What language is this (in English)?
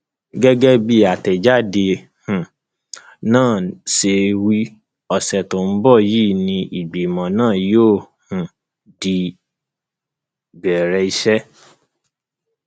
Yoruba